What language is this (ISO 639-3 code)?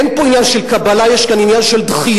heb